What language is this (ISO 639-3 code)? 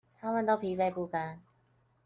zho